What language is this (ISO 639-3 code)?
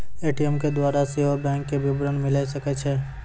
mai